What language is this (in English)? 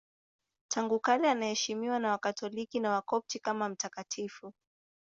Swahili